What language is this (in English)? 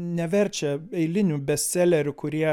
Lithuanian